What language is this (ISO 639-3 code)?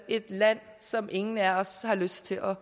dan